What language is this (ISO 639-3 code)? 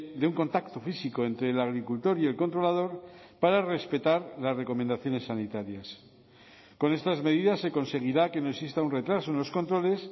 spa